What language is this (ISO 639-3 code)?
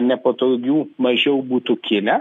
lit